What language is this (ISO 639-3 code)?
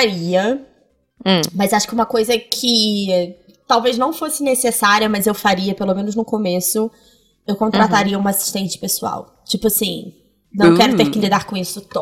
por